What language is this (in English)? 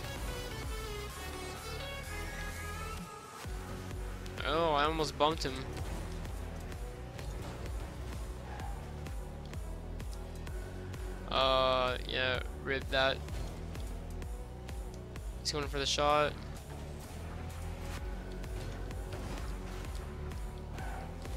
English